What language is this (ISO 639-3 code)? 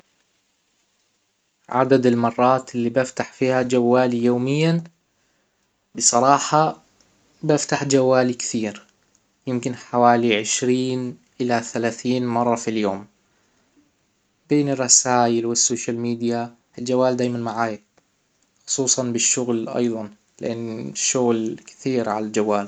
acw